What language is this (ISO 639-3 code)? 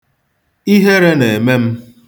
ibo